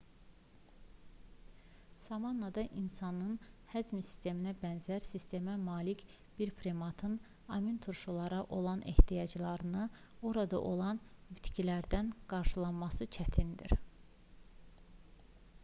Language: Azerbaijani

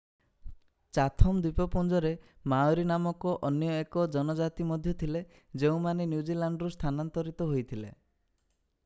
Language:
Odia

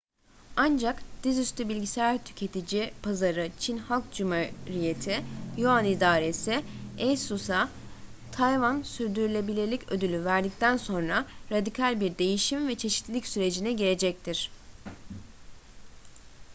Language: Turkish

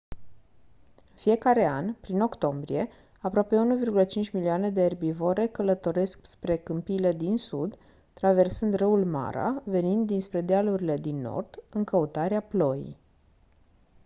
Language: Romanian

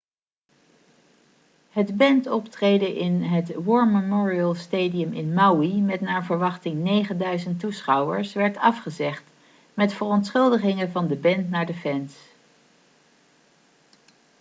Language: Dutch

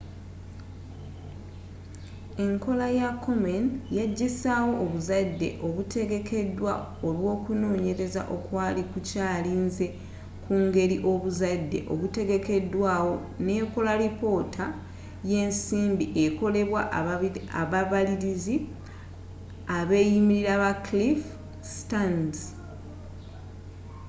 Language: Ganda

